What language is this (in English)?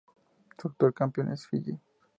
Spanish